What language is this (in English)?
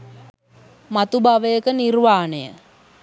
Sinhala